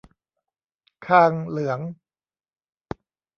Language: Thai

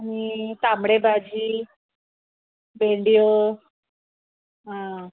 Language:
Konkani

